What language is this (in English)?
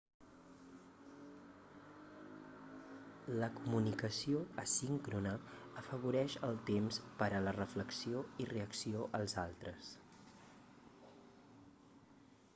Catalan